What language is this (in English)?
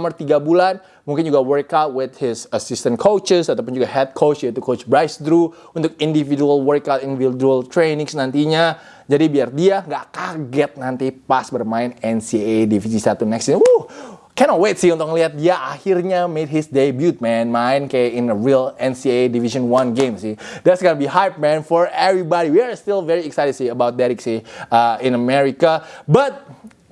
Indonesian